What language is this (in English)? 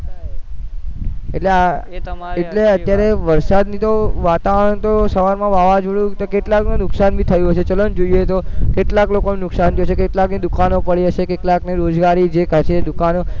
Gujarati